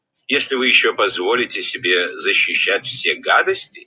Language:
Russian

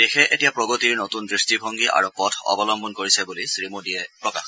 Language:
Assamese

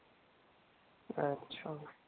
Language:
Marathi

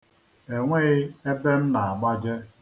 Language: Igbo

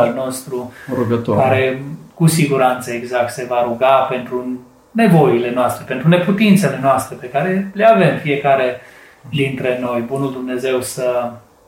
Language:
Romanian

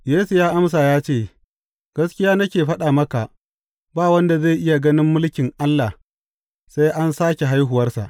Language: Hausa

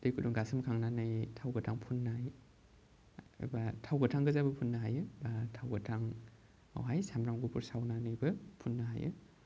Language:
Bodo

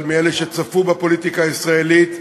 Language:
Hebrew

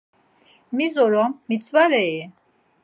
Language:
Laz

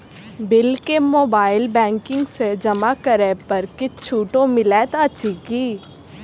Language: Maithili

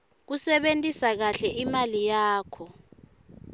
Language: Swati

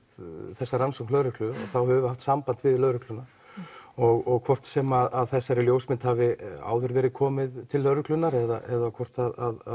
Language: Icelandic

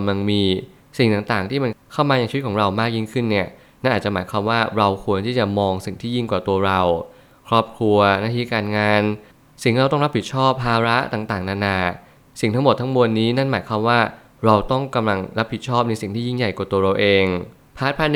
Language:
Thai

